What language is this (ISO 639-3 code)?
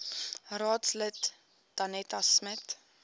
afr